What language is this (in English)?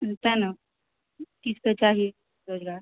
Maithili